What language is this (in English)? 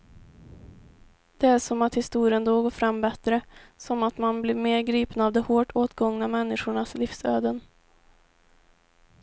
Swedish